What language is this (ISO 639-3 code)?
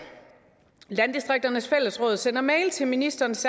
dan